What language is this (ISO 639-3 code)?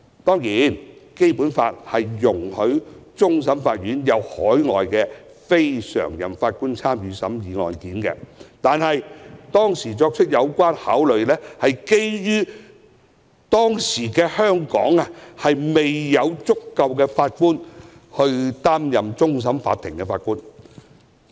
yue